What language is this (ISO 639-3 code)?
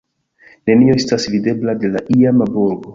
epo